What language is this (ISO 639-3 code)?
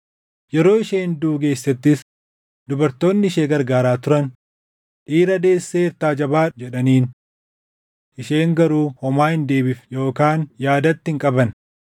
orm